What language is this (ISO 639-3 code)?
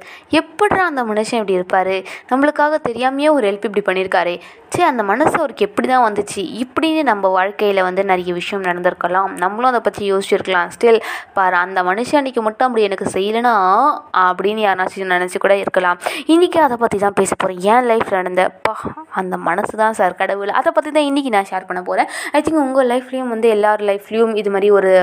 tam